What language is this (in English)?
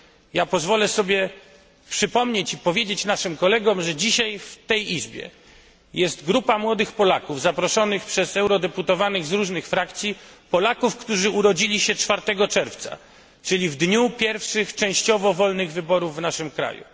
Polish